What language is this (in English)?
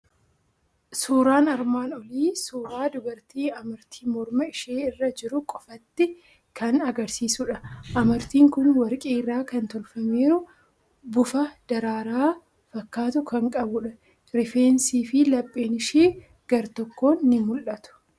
Oromo